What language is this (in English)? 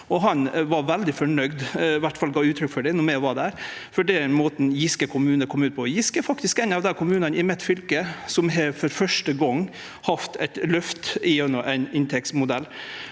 Norwegian